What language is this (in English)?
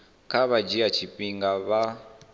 Venda